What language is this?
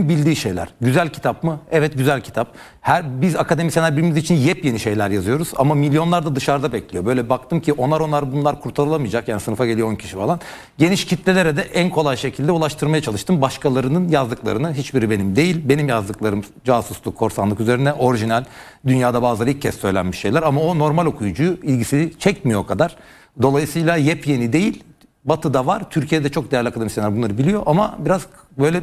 Turkish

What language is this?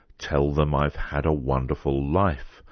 English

